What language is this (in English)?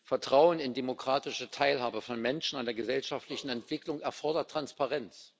German